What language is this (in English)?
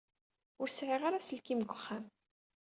Kabyle